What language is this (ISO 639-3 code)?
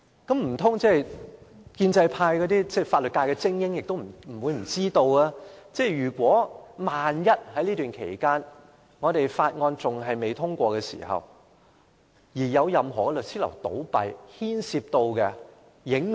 yue